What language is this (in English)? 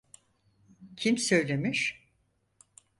Turkish